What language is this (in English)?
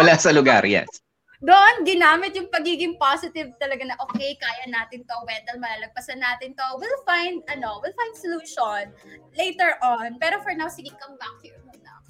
Filipino